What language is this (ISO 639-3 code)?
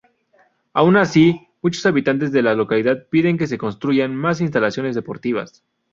spa